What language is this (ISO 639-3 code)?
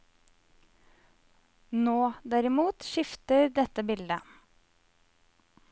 nor